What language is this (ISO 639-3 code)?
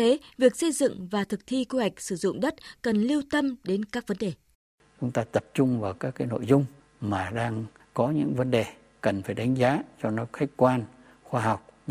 vie